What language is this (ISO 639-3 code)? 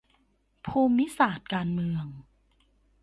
tha